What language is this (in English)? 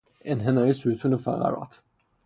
Persian